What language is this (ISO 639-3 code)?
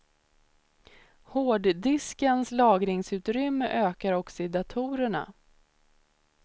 swe